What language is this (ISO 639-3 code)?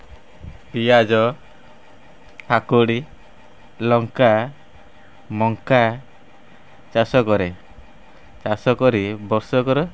ori